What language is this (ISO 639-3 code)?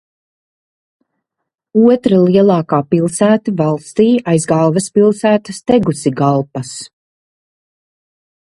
lav